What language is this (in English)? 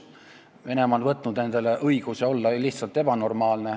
Estonian